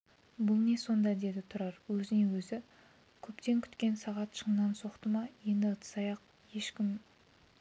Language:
Kazakh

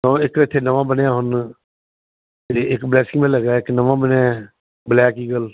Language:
Punjabi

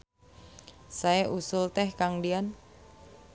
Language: Sundanese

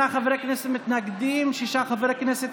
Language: Hebrew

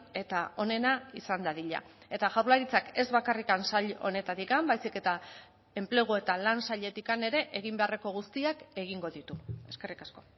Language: Basque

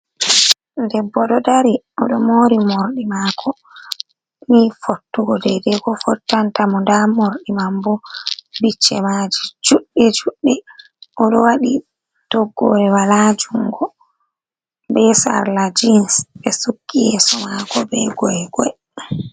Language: Fula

